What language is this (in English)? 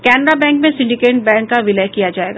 Hindi